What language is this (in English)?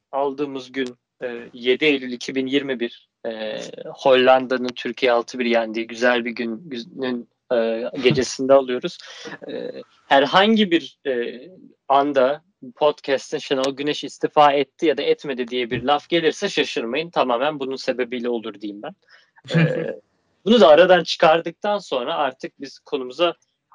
Turkish